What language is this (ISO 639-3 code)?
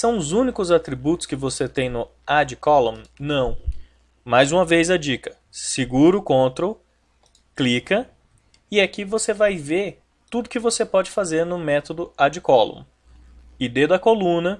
por